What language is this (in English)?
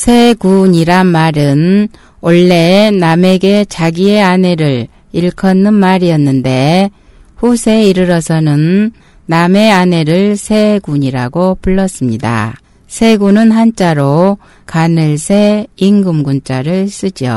Korean